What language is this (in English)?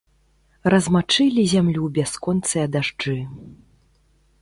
Belarusian